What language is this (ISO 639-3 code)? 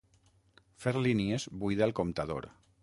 cat